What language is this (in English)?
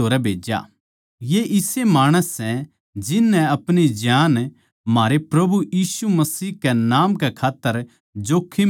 Haryanvi